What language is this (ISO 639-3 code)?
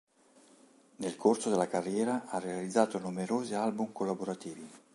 ita